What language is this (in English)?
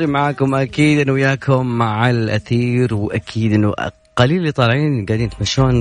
Arabic